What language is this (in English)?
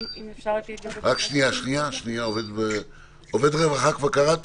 Hebrew